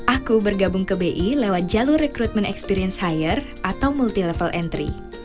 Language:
Indonesian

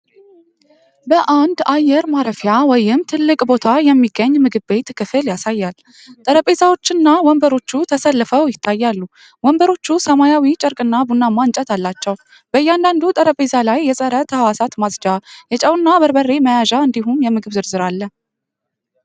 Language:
Amharic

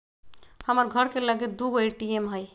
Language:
Magahi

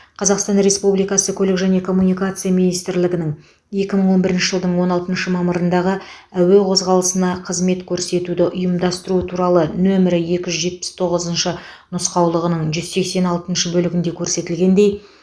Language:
Kazakh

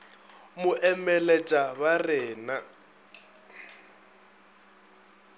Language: Northern Sotho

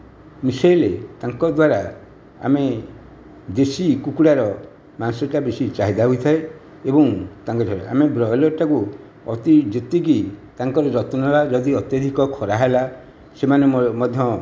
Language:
Odia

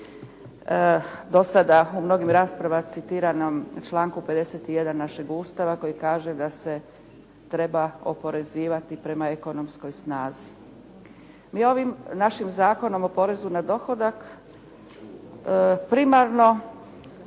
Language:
Croatian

